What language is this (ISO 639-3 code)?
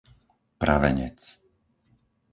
slk